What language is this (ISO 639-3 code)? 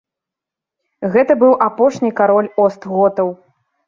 bel